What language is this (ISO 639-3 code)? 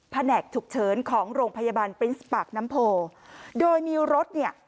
tha